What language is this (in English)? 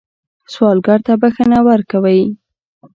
Pashto